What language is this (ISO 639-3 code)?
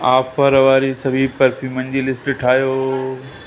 snd